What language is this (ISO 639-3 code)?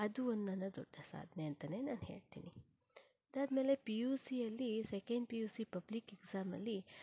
kan